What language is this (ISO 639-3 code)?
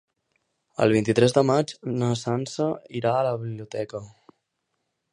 cat